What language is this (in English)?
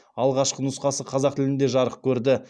Kazakh